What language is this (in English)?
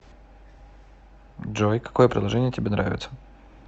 Russian